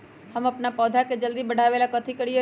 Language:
Magahi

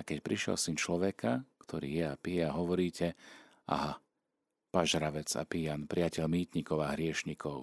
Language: Slovak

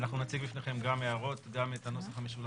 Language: Hebrew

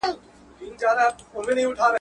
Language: Pashto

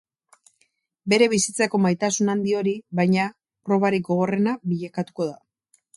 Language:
Basque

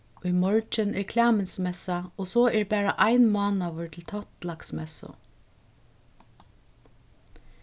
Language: Faroese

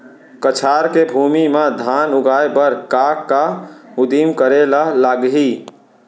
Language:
Chhattisgarhi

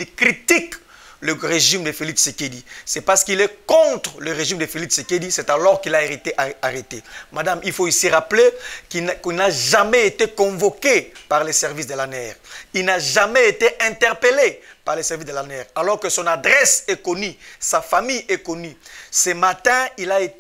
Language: French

